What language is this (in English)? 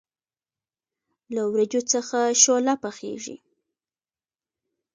Pashto